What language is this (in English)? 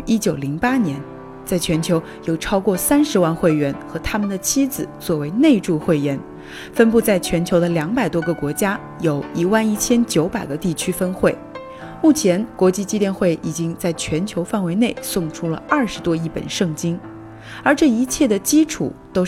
Chinese